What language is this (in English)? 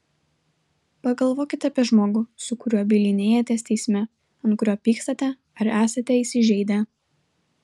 Lithuanian